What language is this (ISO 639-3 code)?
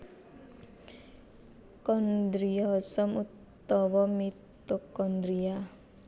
jav